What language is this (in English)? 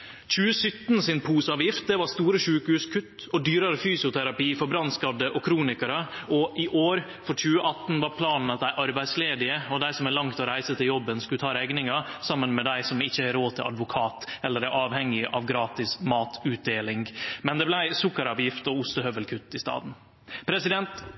Norwegian Nynorsk